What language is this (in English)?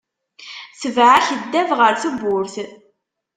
Kabyle